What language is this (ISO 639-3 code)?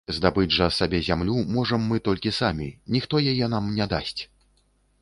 bel